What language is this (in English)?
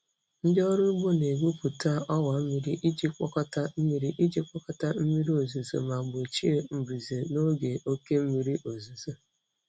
Igbo